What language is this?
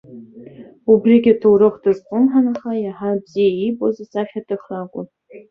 Abkhazian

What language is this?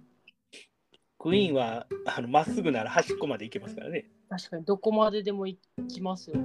Japanese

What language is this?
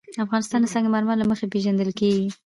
Pashto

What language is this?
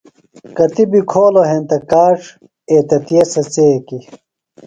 Phalura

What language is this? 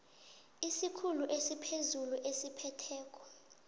South Ndebele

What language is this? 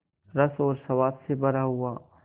Hindi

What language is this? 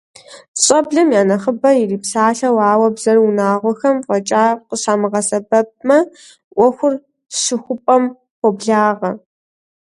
Kabardian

